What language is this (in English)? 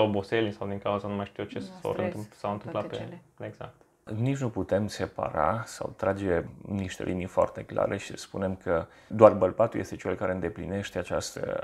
Romanian